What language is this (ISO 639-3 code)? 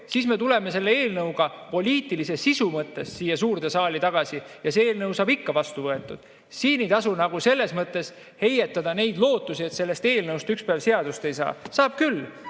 est